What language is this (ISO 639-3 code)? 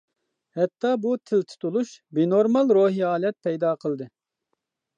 uig